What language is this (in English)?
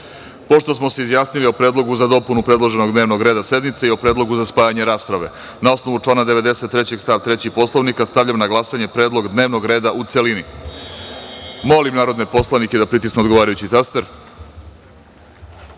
Serbian